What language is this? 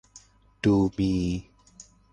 Thai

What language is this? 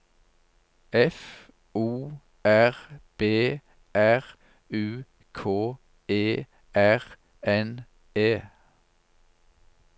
Norwegian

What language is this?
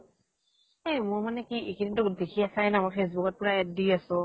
Assamese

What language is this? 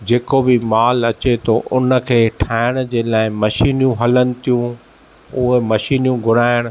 Sindhi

